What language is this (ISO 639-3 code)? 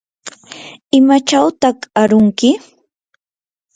qur